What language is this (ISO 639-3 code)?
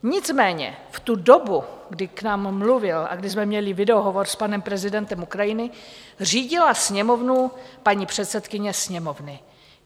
ces